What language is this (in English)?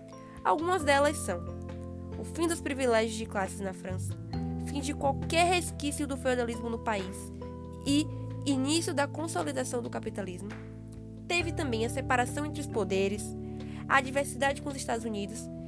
Portuguese